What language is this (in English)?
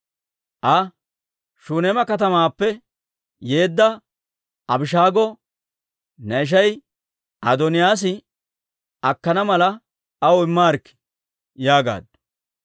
Dawro